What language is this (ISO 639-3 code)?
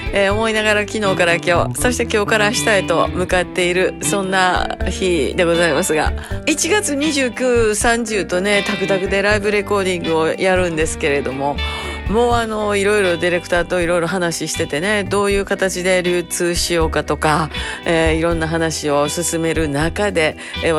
jpn